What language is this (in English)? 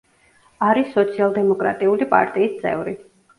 Georgian